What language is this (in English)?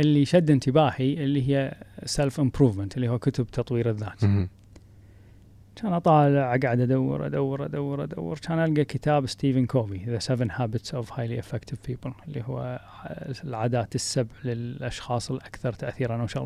Arabic